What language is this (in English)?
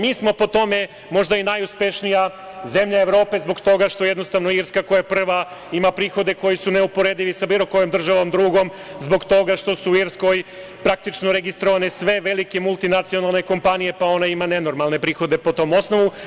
Serbian